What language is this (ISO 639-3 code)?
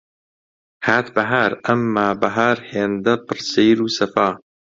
ckb